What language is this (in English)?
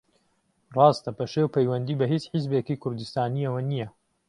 Central Kurdish